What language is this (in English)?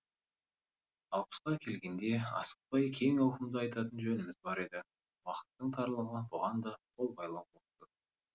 Kazakh